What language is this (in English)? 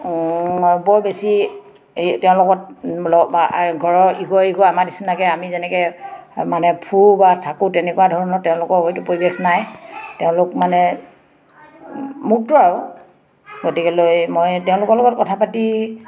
Assamese